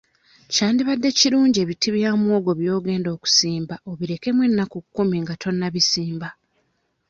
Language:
Ganda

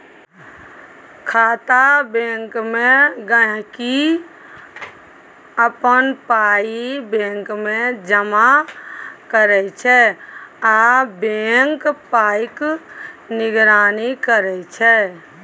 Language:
Maithili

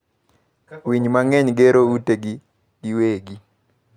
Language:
Luo (Kenya and Tanzania)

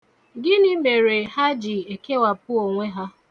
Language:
Igbo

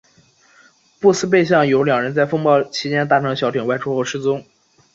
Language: Chinese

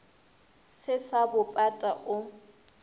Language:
Northern Sotho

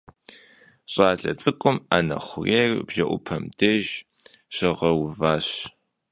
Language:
Kabardian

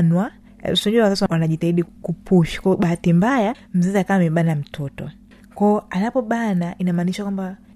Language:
Swahili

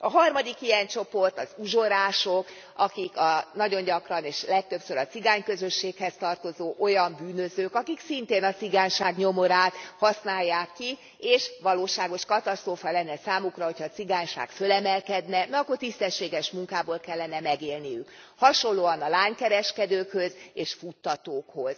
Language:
Hungarian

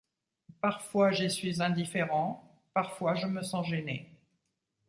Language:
French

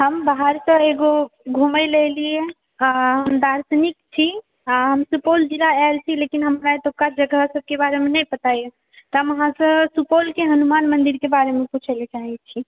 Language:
Maithili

